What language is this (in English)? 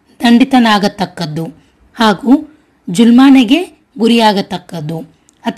Kannada